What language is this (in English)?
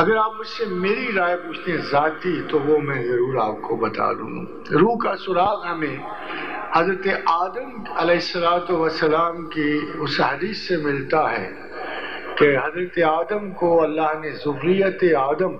Hindi